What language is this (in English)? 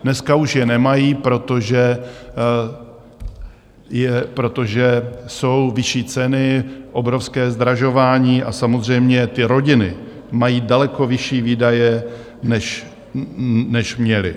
Czech